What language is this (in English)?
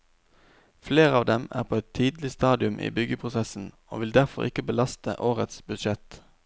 Norwegian